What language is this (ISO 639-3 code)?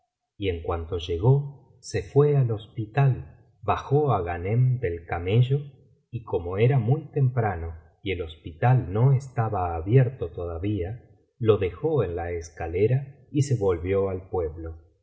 spa